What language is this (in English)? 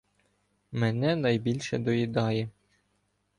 Ukrainian